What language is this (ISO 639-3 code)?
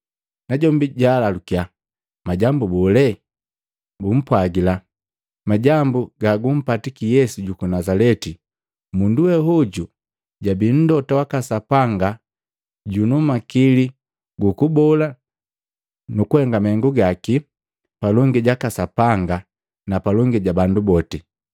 mgv